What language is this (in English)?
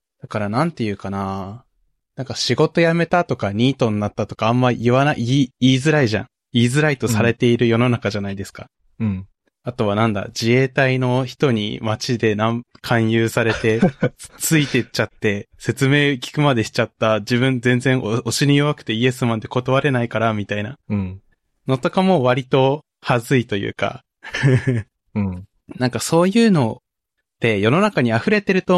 Japanese